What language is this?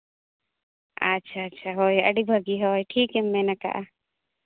Santali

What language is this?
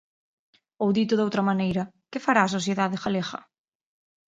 Galician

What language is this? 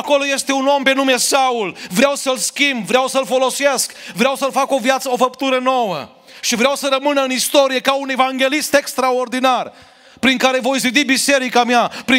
Romanian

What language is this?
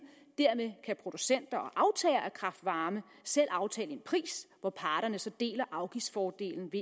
Danish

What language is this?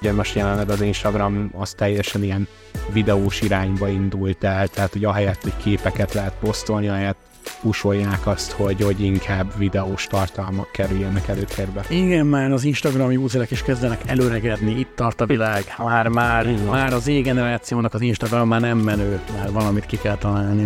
Hungarian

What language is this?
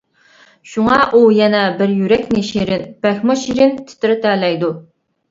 Uyghur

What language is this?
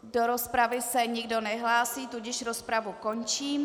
Czech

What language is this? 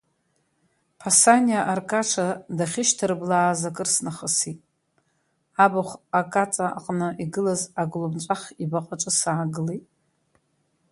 Abkhazian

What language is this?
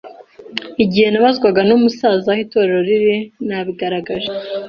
Kinyarwanda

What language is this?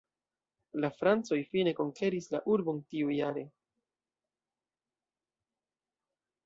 Esperanto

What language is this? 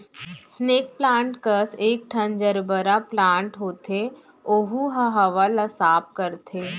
Chhattisgarhi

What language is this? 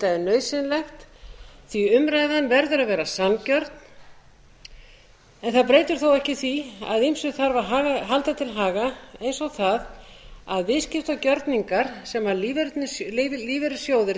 Icelandic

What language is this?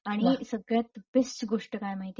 Marathi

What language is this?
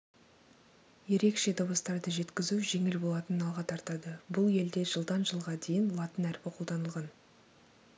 Kazakh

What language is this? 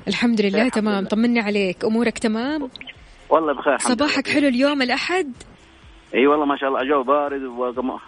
Arabic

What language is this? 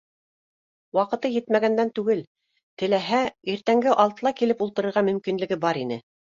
Bashkir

